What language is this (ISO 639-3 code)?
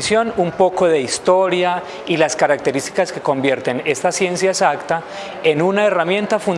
spa